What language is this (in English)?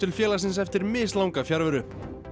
Icelandic